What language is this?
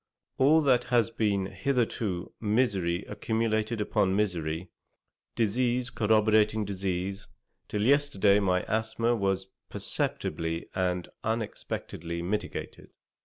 English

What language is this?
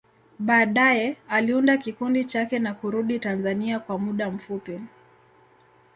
Swahili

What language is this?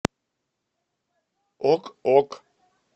Russian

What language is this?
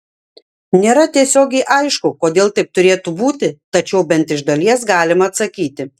Lithuanian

